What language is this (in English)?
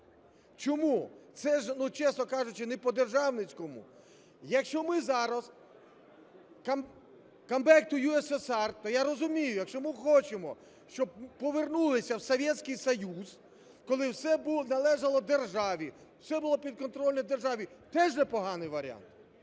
Ukrainian